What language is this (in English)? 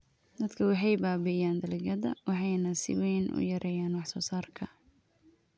Somali